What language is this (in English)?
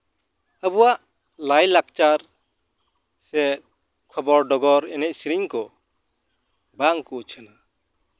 Santali